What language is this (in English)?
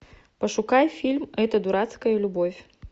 Russian